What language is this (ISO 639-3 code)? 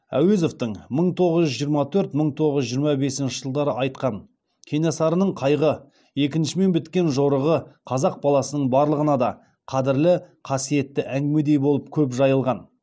kaz